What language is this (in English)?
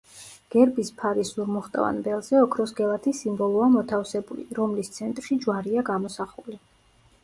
Georgian